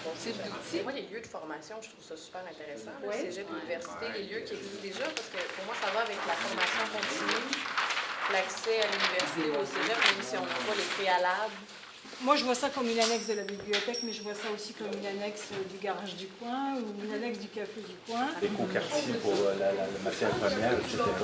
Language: French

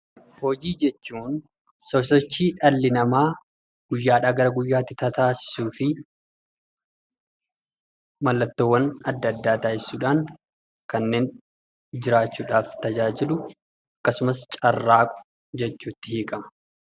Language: Oromo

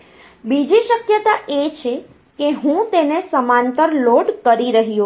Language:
Gujarati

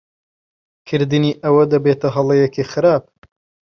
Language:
Central Kurdish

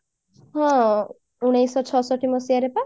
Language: Odia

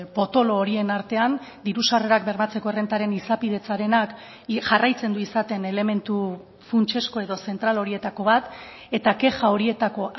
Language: Basque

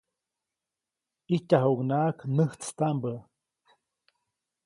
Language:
Copainalá Zoque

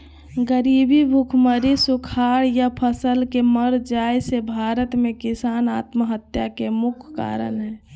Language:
Magahi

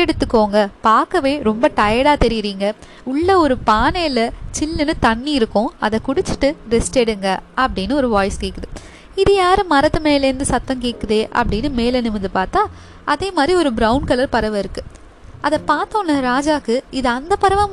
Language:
Tamil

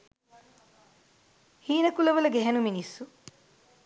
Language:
Sinhala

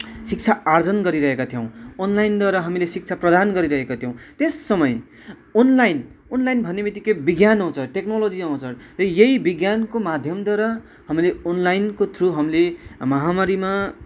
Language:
Nepali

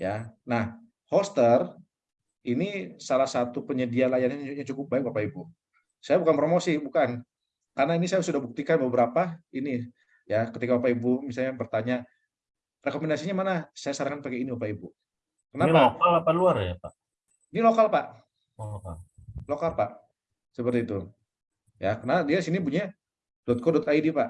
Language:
Indonesian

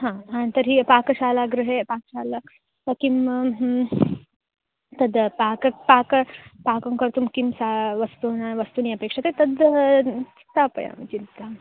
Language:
Sanskrit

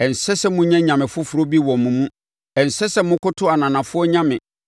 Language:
Akan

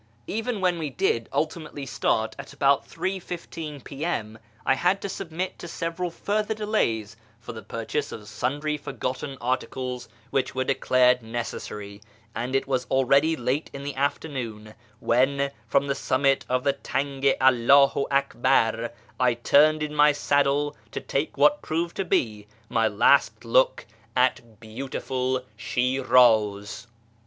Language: English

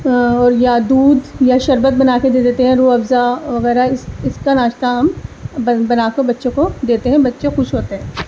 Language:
Urdu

